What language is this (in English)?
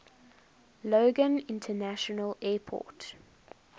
English